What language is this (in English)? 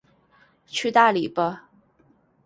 Chinese